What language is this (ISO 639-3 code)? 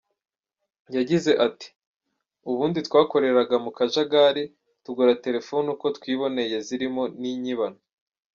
kin